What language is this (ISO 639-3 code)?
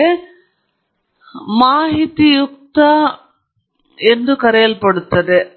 kan